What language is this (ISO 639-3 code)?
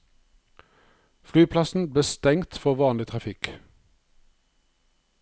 nor